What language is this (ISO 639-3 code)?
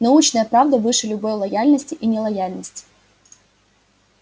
rus